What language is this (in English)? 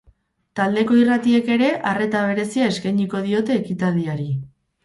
Basque